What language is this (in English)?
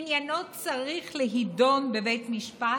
Hebrew